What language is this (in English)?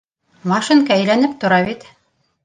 Bashkir